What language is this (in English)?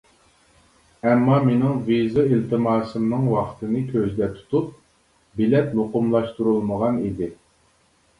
Uyghur